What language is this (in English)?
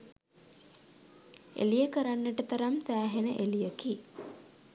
Sinhala